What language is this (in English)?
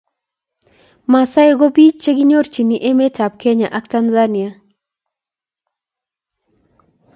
Kalenjin